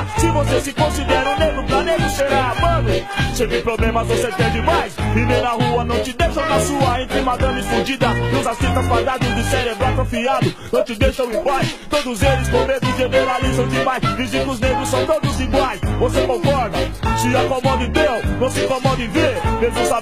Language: Portuguese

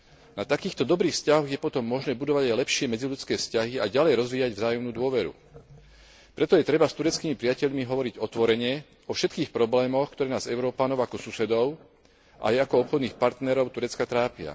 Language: Slovak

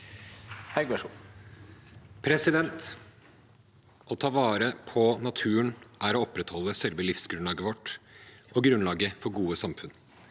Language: Norwegian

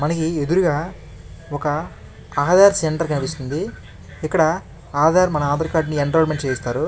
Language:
Telugu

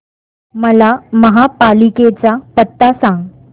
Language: Marathi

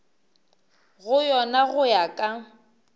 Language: Northern Sotho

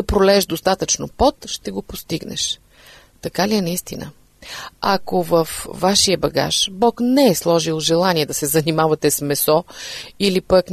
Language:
Bulgarian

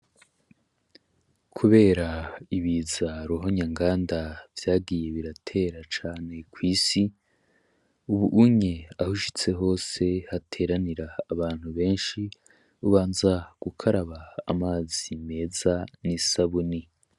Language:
Rundi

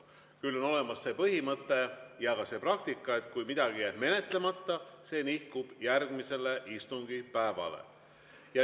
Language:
Estonian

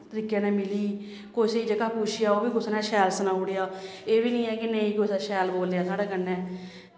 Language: Dogri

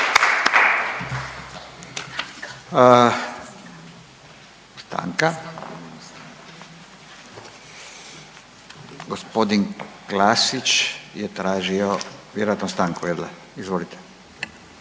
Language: Croatian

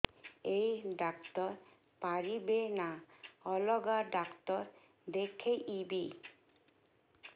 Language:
Odia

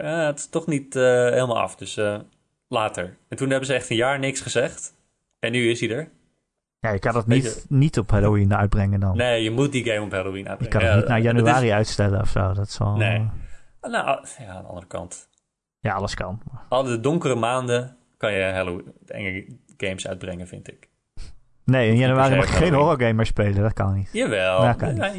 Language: Dutch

